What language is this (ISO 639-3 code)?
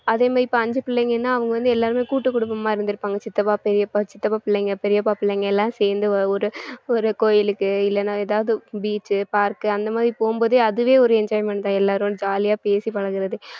tam